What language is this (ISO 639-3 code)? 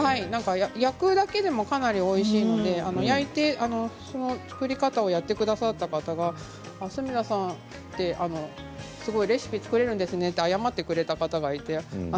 jpn